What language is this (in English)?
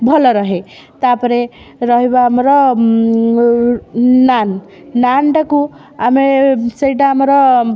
Odia